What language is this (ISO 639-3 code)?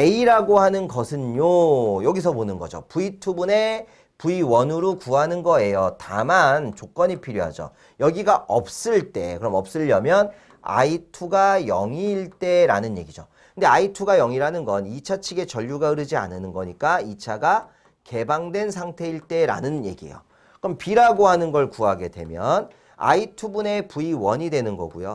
kor